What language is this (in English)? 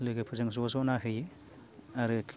Bodo